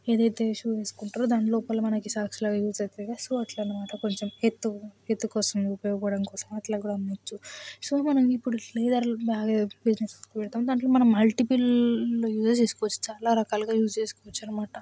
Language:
Telugu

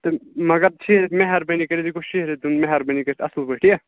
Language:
Kashmiri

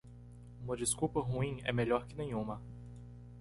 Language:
Portuguese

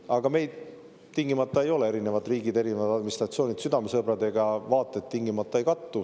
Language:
Estonian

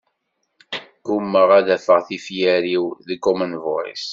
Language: Kabyle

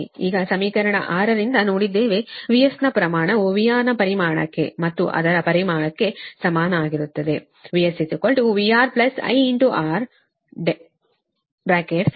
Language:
Kannada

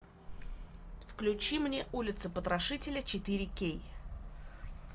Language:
Russian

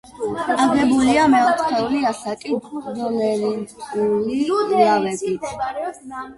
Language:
Georgian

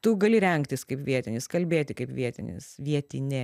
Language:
Lithuanian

